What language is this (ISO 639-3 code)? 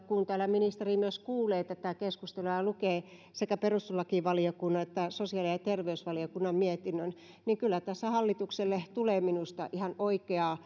fin